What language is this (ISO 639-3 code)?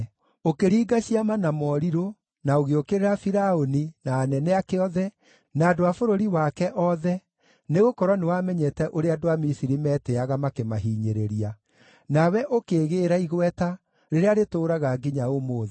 kik